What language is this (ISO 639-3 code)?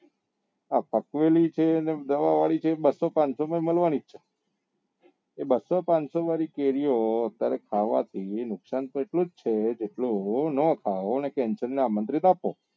guj